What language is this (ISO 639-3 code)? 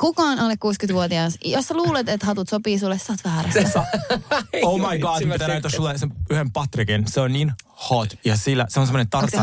fin